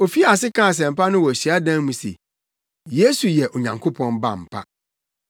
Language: Akan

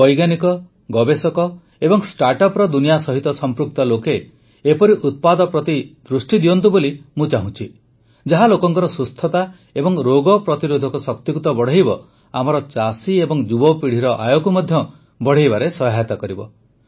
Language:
Odia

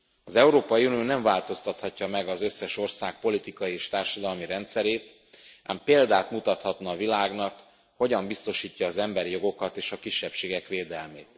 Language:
Hungarian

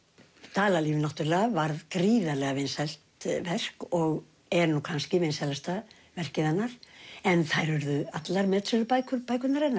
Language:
Icelandic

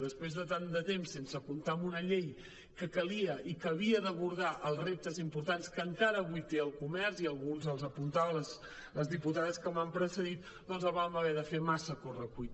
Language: Catalan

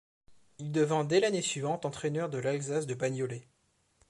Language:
French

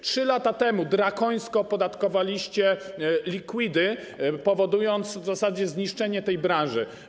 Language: Polish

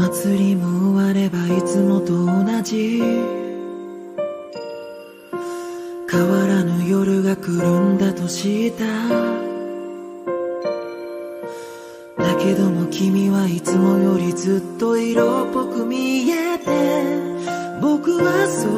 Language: Vietnamese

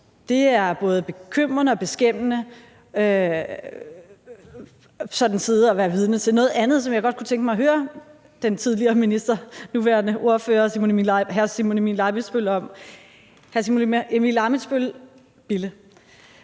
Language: Danish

